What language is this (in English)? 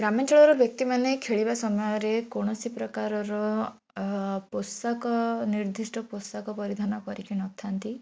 Odia